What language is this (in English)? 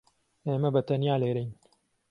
Central Kurdish